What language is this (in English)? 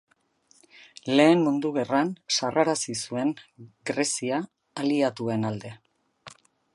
Basque